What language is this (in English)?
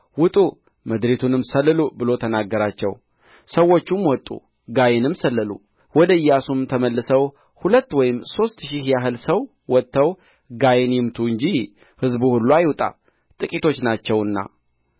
Amharic